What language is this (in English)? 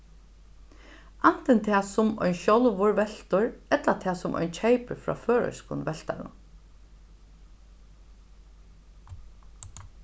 Faroese